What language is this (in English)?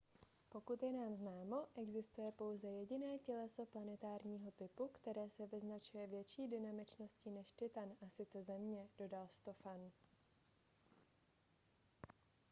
Czech